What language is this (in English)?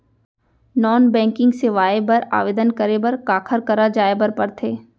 Chhattisgarhi